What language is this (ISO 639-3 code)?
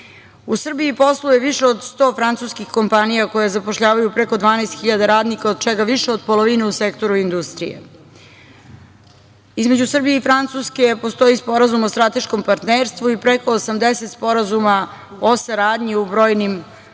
srp